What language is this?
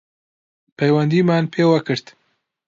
Central Kurdish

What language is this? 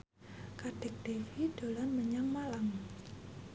Javanese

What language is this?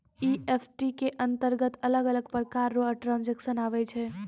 Maithili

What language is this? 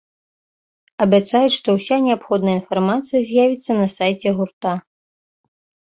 Belarusian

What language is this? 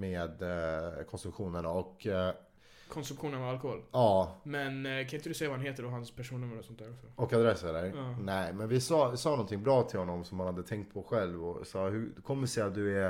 Swedish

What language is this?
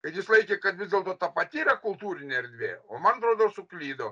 Lithuanian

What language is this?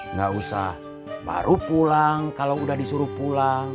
Indonesian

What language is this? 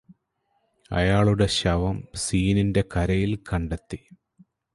Malayalam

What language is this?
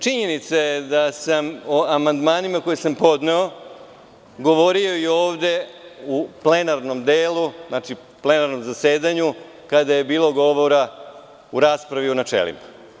Serbian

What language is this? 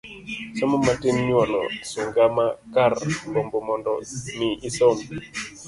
Luo (Kenya and Tanzania)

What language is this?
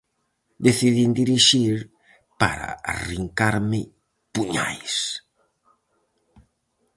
Galician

